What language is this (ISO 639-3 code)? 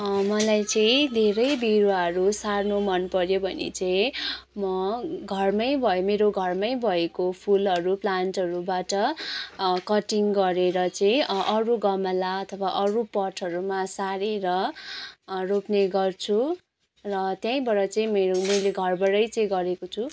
nep